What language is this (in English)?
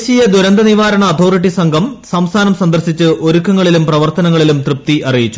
Malayalam